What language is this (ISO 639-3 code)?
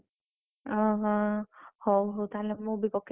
ori